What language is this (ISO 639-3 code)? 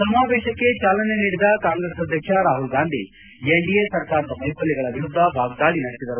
kan